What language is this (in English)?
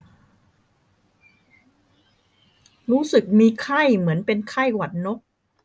Thai